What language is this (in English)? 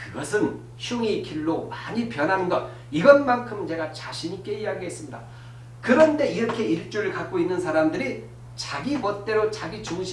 Korean